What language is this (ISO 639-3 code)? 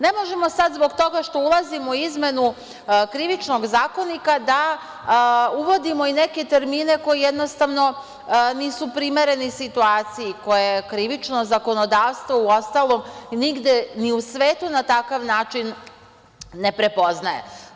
srp